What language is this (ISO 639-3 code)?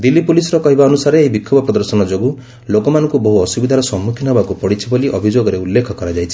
ori